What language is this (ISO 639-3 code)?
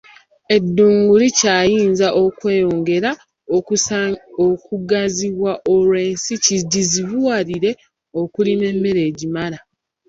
lug